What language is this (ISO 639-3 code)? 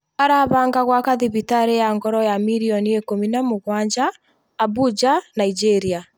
kik